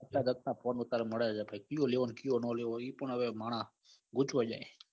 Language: Gujarati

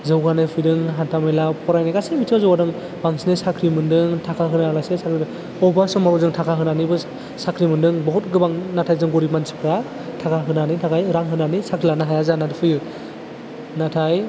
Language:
Bodo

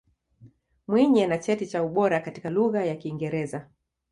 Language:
Swahili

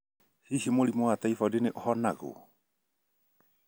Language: Kikuyu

